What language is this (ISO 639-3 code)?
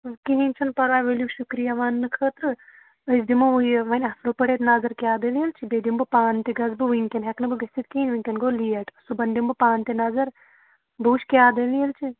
kas